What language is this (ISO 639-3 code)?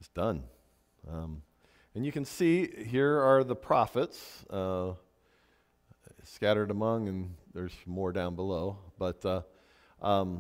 eng